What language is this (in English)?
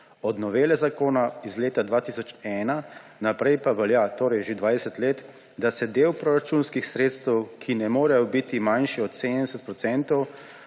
Slovenian